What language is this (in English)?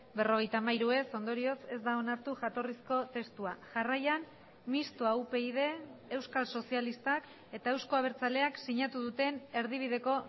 Basque